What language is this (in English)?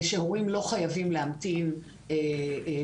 Hebrew